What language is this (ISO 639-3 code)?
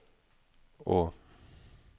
nor